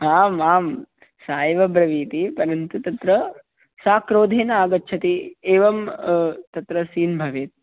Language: Sanskrit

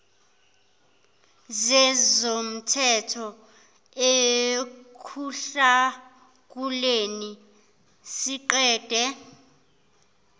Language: Zulu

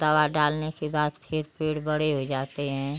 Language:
Hindi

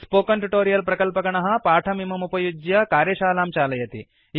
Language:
Sanskrit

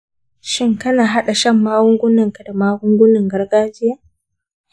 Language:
Hausa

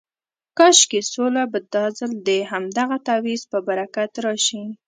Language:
Pashto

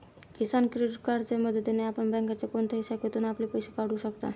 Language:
Marathi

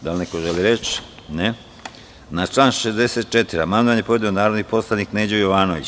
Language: Serbian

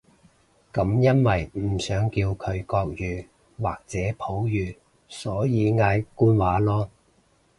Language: Cantonese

